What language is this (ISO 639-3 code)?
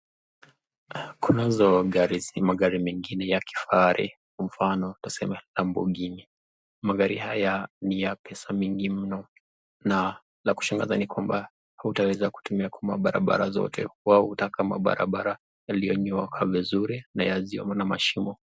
swa